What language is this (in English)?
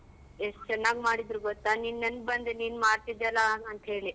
Kannada